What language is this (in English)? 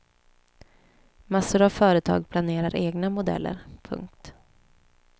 Swedish